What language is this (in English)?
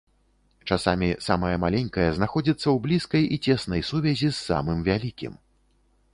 Belarusian